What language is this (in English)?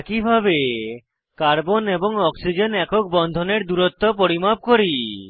Bangla